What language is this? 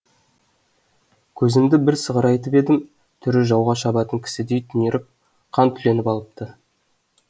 Kazakh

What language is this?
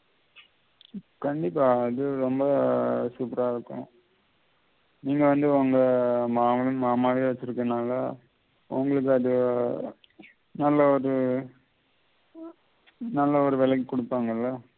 Tamil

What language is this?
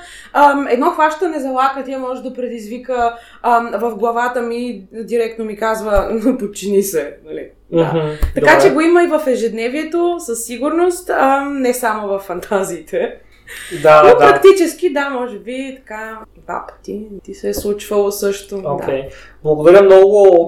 Bulgarian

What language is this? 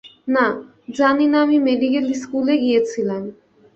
Bangla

